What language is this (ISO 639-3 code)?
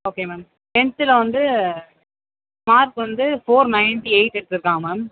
tam